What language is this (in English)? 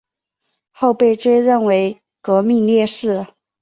Chinese